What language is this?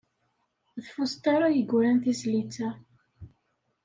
Kabyle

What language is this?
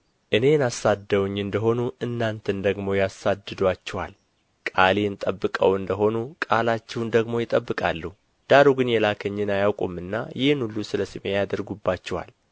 Amharic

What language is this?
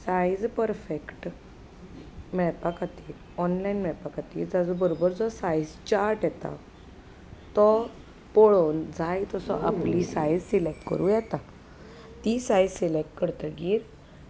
Konkani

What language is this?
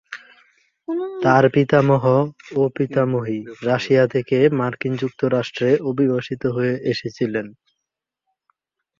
Bangla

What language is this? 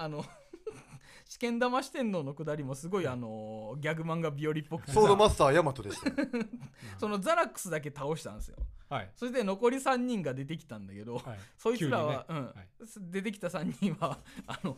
Japanese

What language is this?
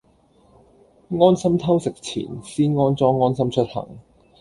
Cantonese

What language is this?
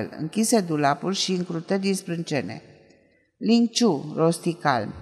Romanian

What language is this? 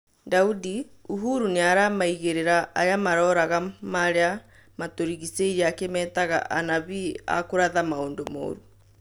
Kikuyu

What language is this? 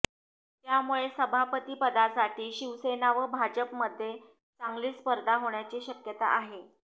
Marathi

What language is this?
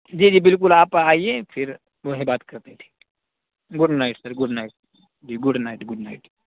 Urdu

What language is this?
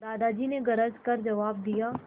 Hindi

